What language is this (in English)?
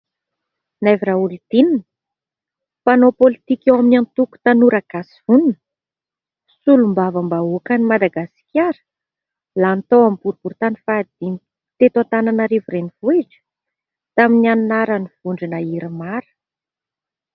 Malagasy